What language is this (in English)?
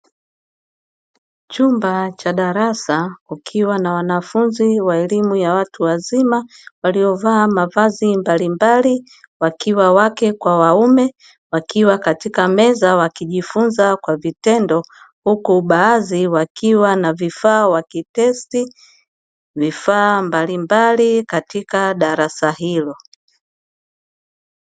Swahili